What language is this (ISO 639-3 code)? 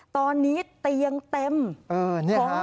tha